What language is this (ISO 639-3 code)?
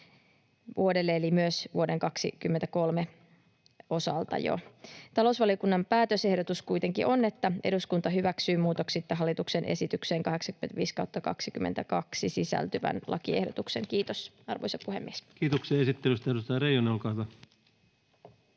fin